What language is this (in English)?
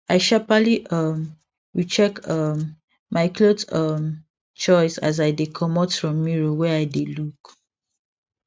Nigerian Pidgin